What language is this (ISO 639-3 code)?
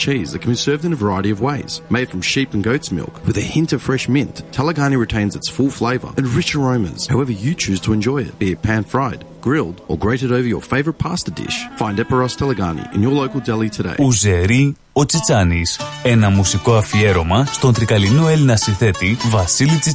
ell